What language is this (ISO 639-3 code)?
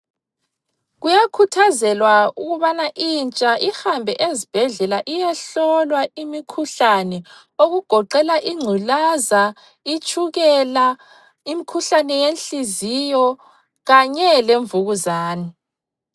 nde